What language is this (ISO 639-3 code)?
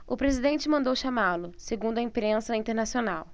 por